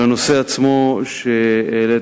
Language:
Hebrew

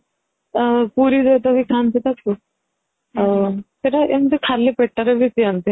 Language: Odia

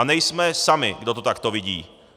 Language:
Czech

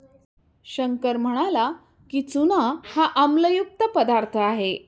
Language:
Marathi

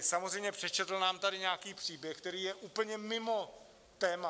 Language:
Czech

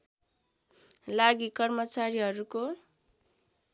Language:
Nepali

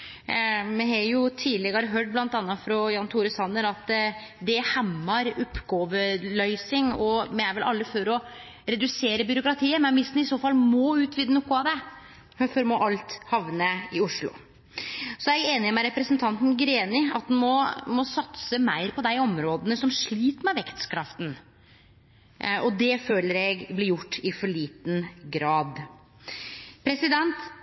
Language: Norwegian Nynorsk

